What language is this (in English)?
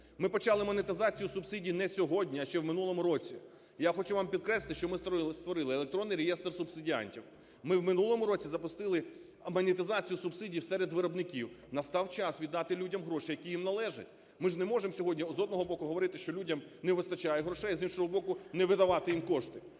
Ukrainian